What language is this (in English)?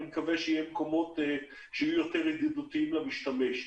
Hebrew